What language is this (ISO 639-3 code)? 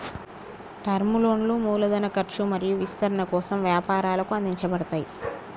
tel